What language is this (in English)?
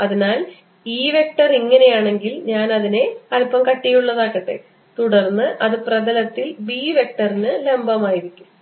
Malayalam